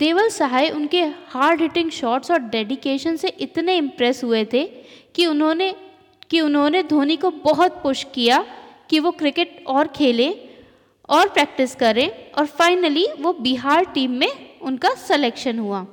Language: Hindi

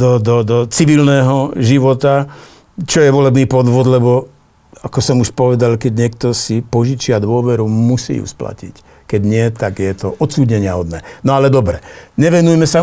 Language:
Slovak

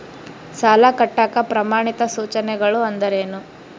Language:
Kannada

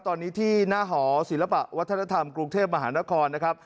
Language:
Thai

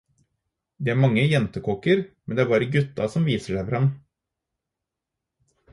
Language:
Norwegian Bokmål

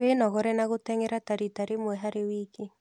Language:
Kikuyu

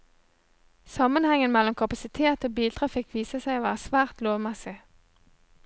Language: Norwegian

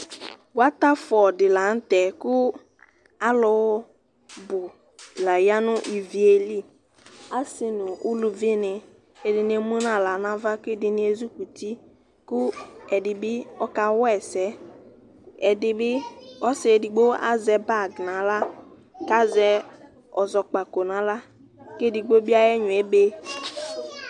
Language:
Ikposo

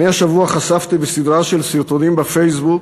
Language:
Hebrew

